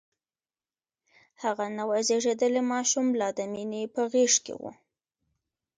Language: Pashto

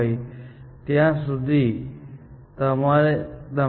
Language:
Gujarati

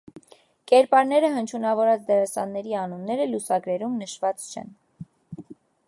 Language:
Armenian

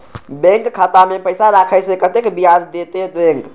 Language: Maithili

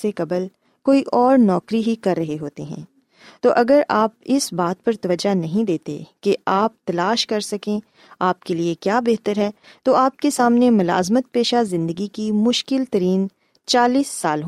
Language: Urdu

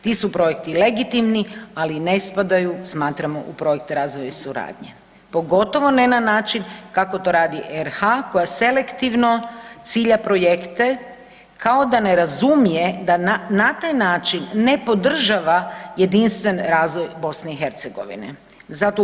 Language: Croatian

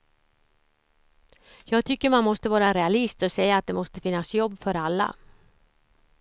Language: Swedish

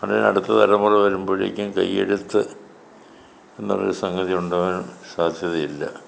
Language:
Malayalam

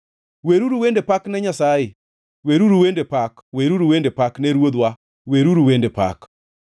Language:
Luo (Kenya and Tanzania)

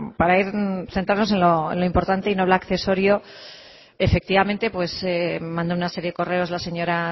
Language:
Spanish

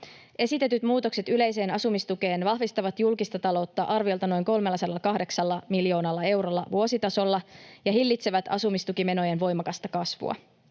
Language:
Finnish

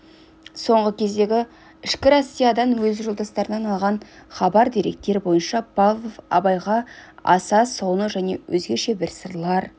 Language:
Kazakh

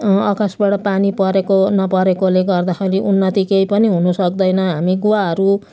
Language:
Nepali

